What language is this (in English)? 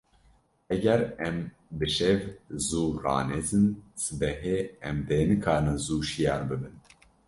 Kurdish